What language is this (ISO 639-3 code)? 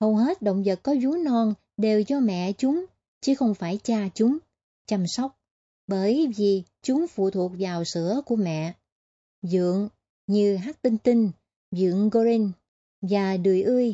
vie